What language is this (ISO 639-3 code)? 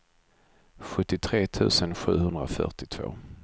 swe